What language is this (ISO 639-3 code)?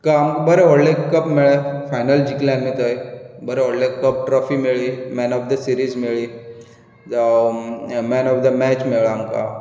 kok